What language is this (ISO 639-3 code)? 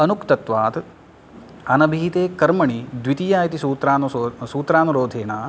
san